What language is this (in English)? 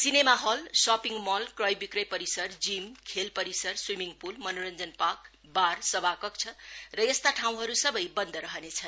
Nepali